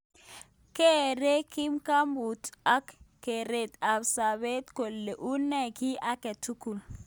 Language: Kalenjin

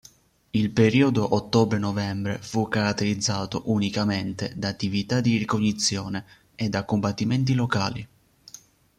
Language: Italian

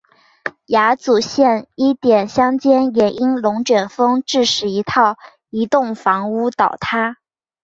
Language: Chinese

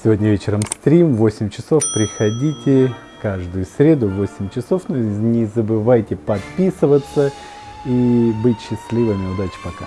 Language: Russian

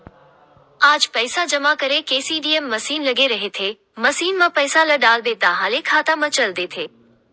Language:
Chhattisgarhi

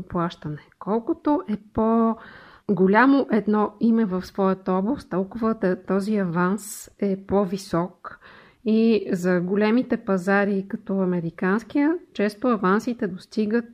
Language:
Bulgarian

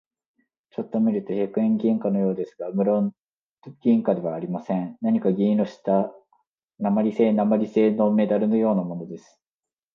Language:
Japanese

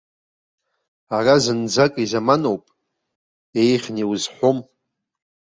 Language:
Abkhazian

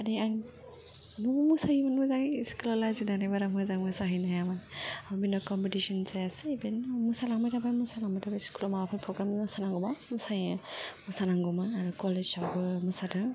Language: Bodo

